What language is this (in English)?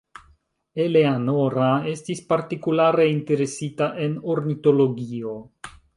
Esperanto